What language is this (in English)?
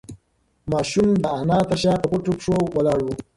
Pashto